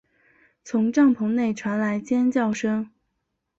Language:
Chinese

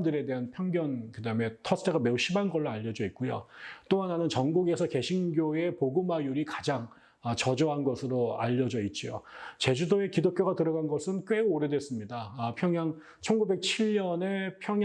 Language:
Korean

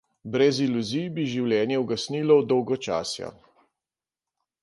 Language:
Slovenian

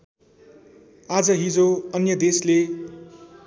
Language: Nepali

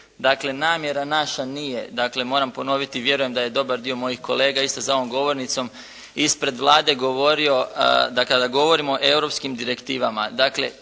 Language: Croatian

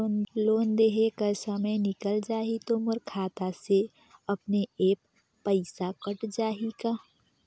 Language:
Chhattisgarhi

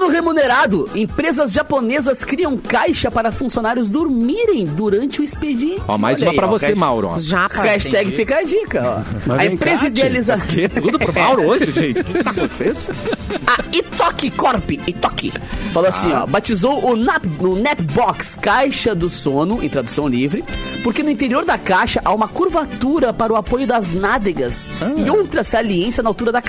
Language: Portuguese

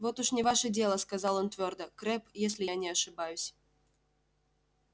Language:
Russian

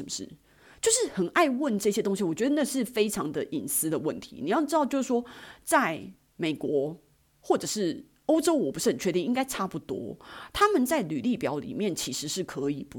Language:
Chinese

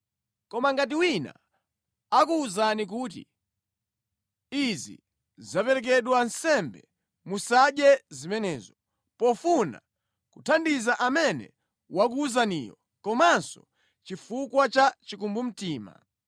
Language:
Nyanja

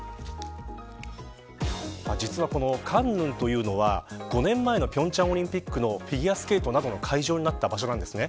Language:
Japanese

